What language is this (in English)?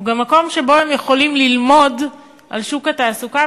Hebrew